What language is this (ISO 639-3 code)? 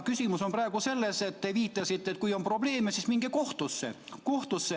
est